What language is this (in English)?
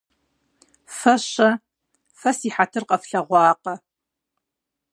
Kabardian